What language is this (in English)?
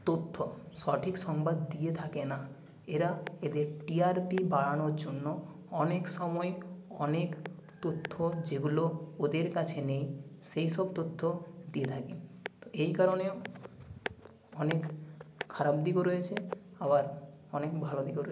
Bangla